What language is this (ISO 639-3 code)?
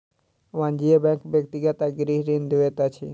mai